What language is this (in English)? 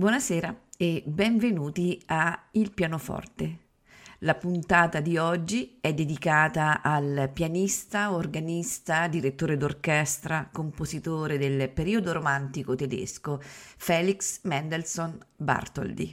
Italian